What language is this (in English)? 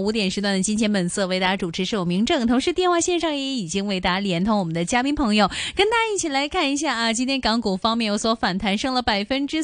Chinese